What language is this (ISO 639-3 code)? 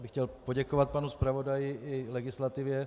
ces